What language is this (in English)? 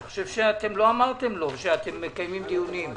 Hebrew